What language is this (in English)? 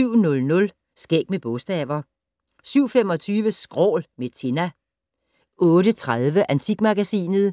Danish